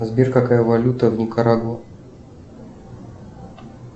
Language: Russian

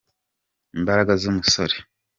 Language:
Kinyarwanda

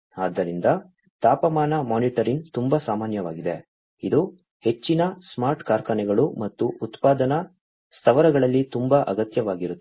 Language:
Kannada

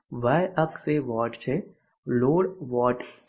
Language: Gujarati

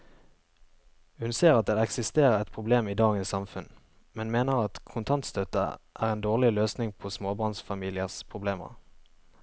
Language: Norwegian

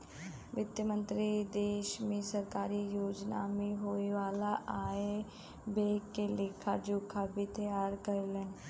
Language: Bhojpuri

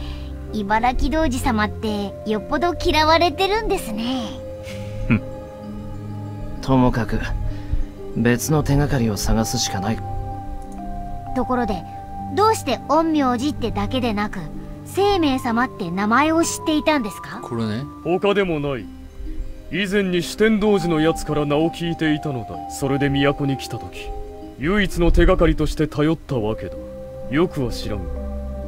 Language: Japanese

